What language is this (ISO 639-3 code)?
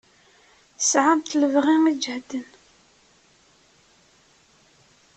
kab